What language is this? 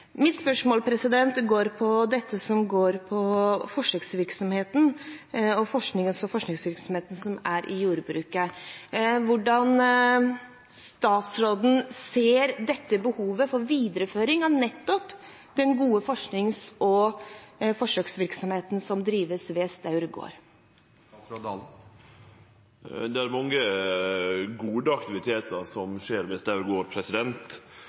Norwegian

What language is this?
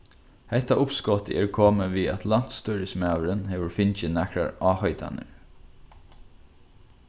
Faroese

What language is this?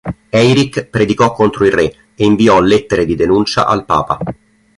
Italian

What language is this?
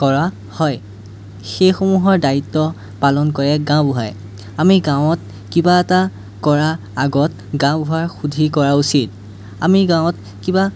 Assamese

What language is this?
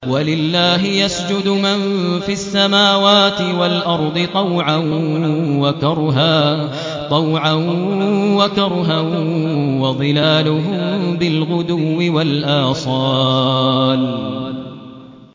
Arabic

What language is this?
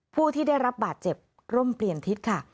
Thai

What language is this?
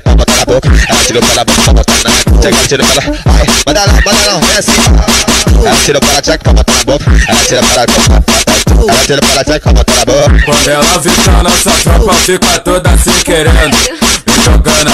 Portuguese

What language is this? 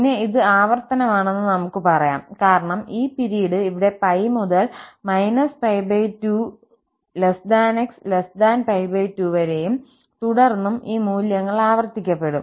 Malayalam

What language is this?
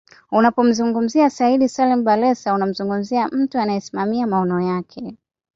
Swahili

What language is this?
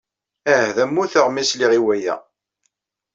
Kabyle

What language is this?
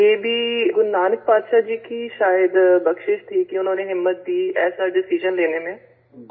Urdu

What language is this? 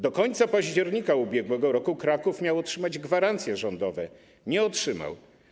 Polish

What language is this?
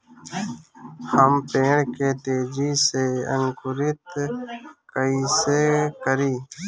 Bhojpuri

